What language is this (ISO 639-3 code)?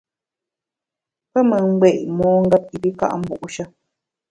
bax